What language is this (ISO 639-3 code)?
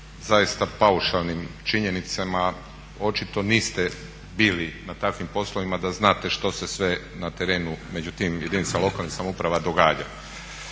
hrv